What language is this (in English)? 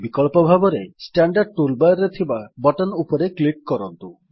Odia